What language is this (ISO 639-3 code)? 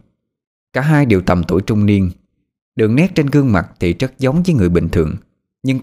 vie